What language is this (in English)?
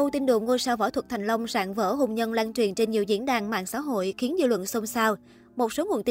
Vietnamese